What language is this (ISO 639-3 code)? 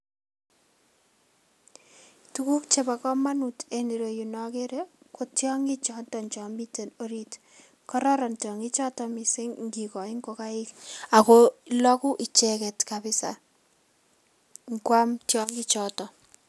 kln